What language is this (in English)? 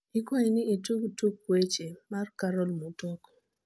Luo (Kenya and Tanzania)